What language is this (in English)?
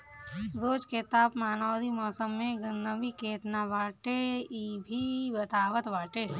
Bhojpuri